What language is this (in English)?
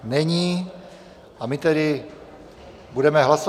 Czech